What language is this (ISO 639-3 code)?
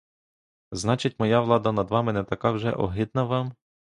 ukr